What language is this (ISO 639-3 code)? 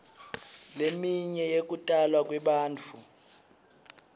ssw